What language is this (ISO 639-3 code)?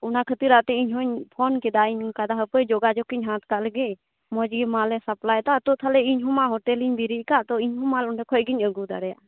sat